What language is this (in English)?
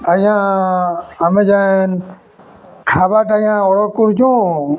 Odia